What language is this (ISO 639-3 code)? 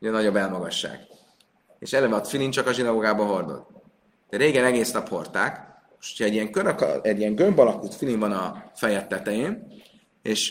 hun